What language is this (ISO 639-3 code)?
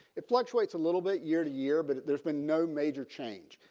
eng